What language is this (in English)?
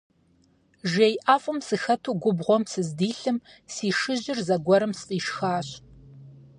Kabardian